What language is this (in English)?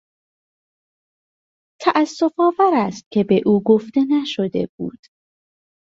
Persian